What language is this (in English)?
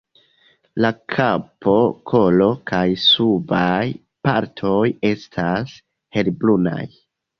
Esperanto